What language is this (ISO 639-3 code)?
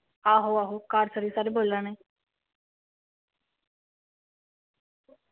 doi